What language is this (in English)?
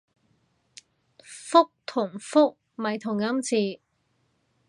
Cantonese